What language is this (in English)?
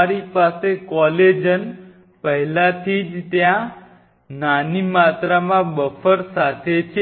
Gujarati